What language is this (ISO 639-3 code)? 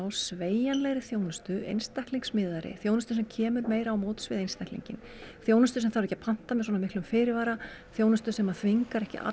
isl